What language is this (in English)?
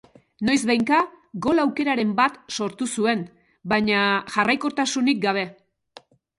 Basque